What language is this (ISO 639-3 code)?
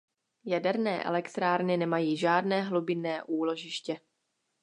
ces